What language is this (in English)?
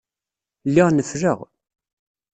Kabyle